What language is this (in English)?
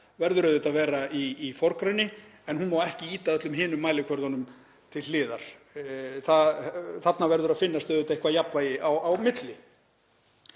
Icelandic